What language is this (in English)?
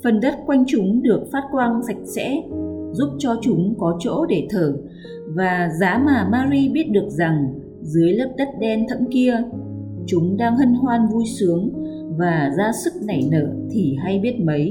Vietnamese